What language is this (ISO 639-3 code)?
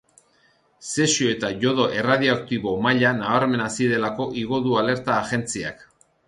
eus